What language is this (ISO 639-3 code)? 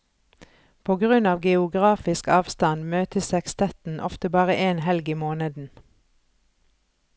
nor